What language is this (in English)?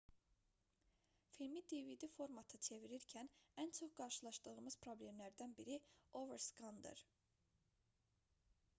Azerbaijani